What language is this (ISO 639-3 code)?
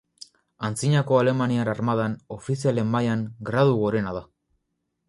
eus